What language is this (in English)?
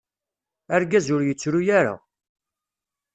Kabyle